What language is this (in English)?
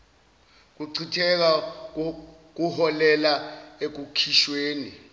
Zulu